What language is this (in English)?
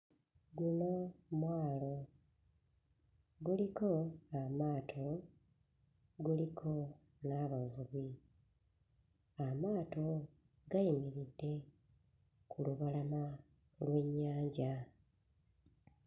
Ganda